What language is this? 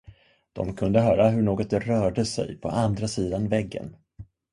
Swedish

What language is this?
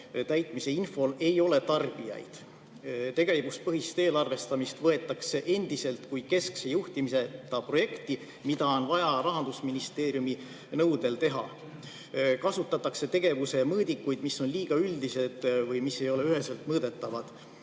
Estonian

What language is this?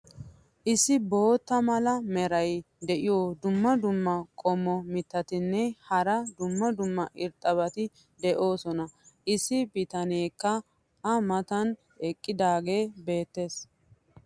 Wolaytta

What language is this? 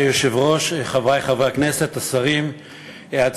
Hebrew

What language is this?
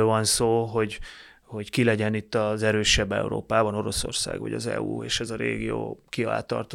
Hungarian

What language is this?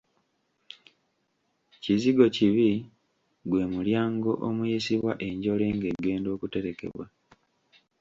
Ganda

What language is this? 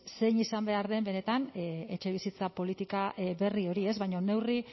Basque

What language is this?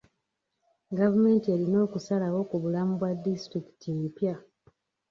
Ganda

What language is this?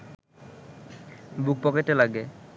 Bangla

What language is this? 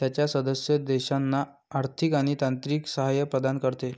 Marathi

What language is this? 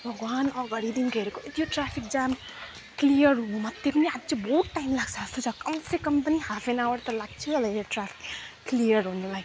Nepali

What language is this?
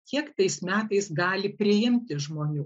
Lithuanian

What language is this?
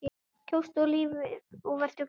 Icelandic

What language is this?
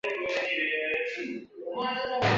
Chinese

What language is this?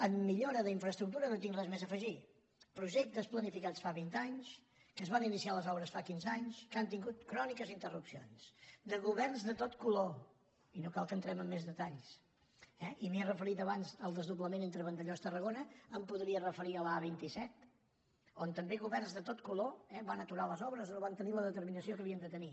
Catalan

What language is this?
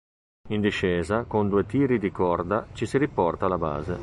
Italian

